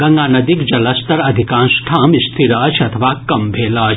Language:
Maithili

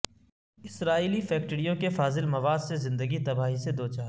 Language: Urdu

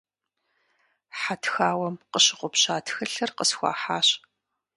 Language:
Kabardian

